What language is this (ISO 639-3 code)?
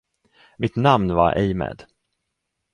swe